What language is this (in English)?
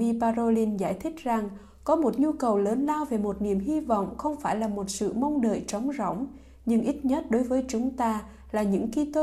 Vietnamese